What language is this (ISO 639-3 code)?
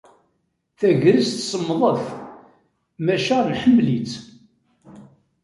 kab